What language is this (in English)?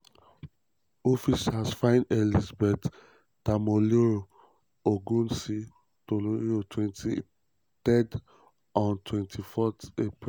Nigerian Pidgin